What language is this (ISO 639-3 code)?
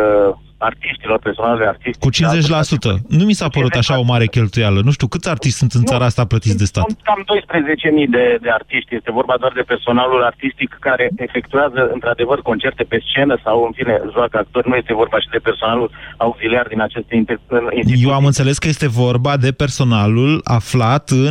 ron